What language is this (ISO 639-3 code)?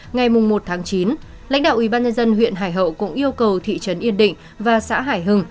vie